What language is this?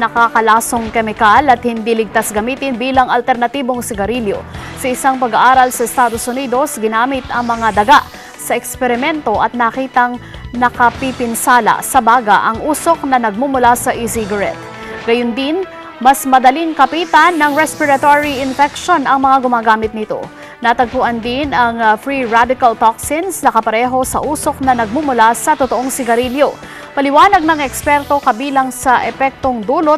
Filipino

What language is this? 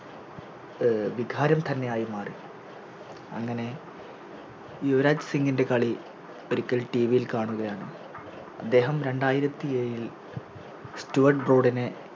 Malayalam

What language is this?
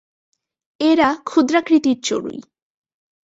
Bangla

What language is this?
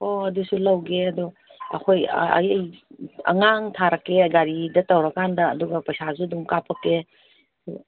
Manipuri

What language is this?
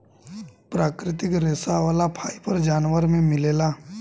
Bhojpuri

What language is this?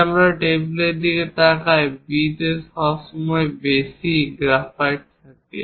Bangla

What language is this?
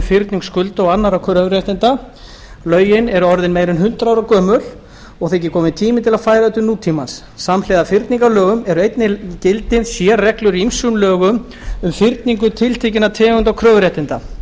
Icelandic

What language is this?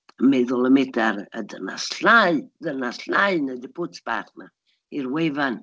Welsh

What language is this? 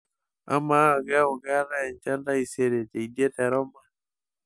Masai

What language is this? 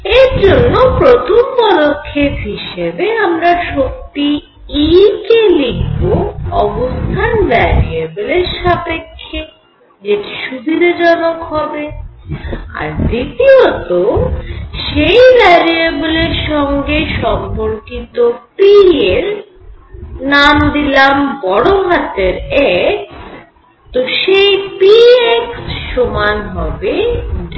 Bangla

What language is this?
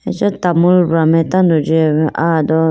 Idu-Mishmi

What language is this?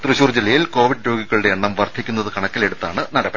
Malayalam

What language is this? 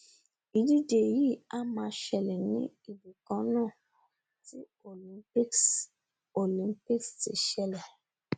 Yoruba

